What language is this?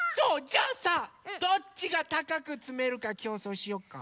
Japanese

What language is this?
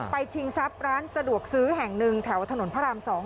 Thai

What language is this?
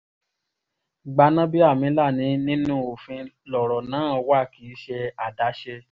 Yoruba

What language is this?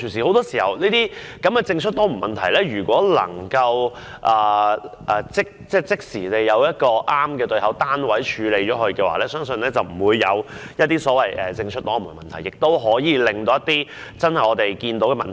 Cantonese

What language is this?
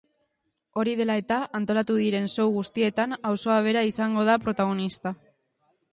Basque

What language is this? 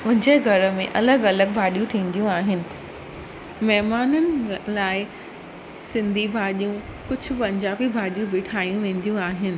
Sindhi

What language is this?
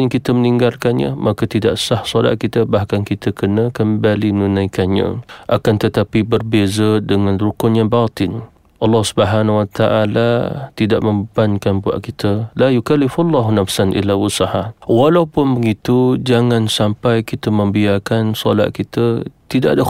Malay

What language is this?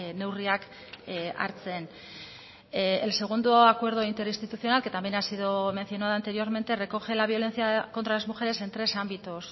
Spanish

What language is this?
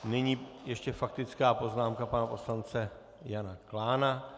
Czech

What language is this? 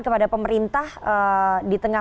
Indonesian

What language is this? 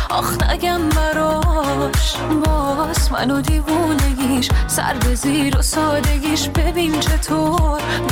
Persian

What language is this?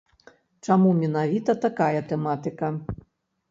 Belarusian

